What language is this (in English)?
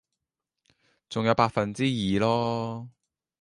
Cantonese